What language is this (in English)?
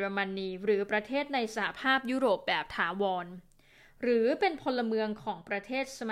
Thai